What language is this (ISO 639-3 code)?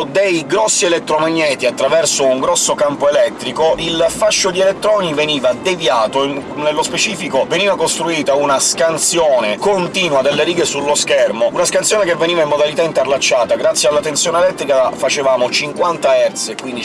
ita